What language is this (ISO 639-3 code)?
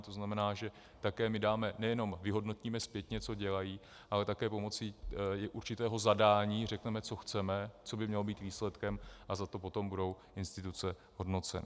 ces